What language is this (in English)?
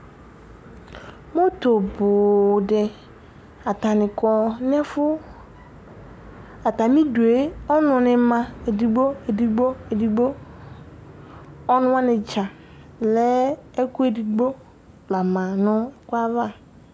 Ikposo